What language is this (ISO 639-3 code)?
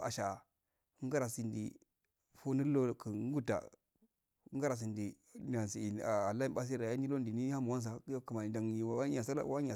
aal